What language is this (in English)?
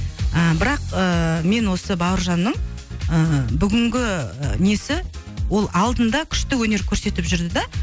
Kazakh